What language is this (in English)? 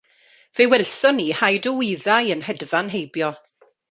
Welsh